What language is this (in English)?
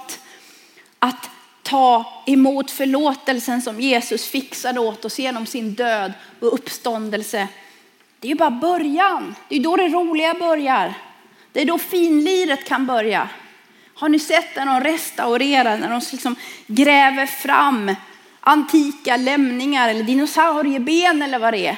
Swedish